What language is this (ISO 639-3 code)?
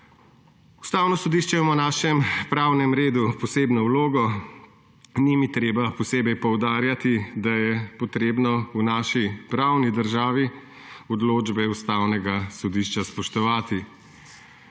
slv